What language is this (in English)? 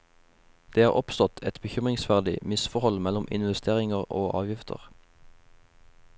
Norwegian